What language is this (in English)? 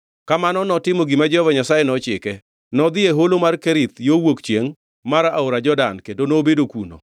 Luo (Kenya and Tanzania)